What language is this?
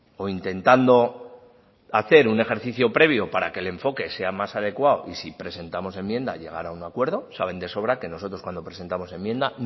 Spanish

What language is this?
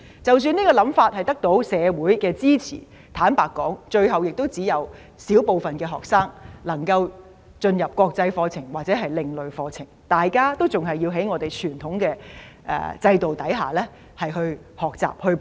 Cantonese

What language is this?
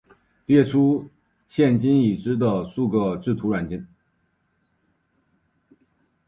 Chinese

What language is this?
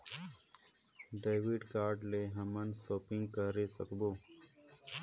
Chhattisgarhi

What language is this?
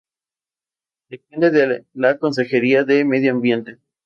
Spanish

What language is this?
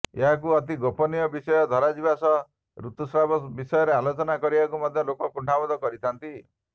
Odia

